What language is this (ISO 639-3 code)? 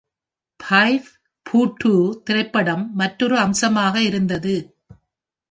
tam